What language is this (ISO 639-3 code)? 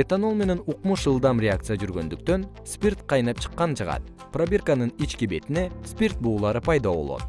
kir